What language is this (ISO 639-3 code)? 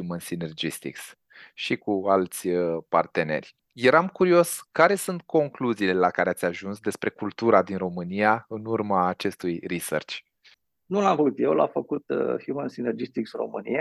ron